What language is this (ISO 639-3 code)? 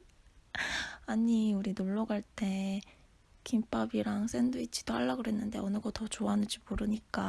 kor